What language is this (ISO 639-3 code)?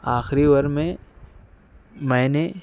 urd